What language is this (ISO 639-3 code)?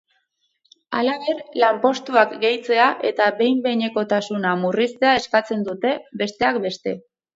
eus